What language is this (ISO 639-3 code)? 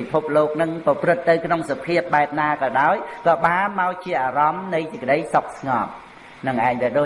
vie